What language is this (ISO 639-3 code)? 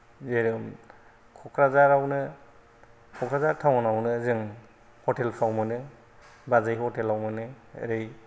brx